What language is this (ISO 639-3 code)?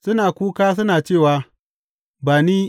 hau